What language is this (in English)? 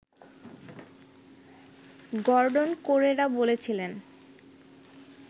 Bangla